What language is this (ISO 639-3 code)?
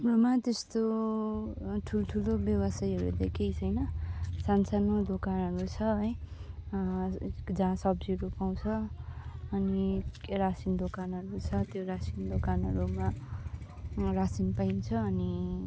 nep